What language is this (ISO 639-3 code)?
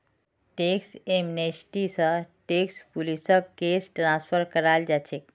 mag